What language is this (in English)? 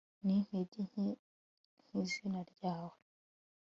Kinyarwanda